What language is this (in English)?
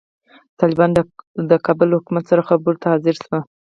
Pashto